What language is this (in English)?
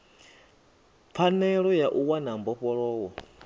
Venda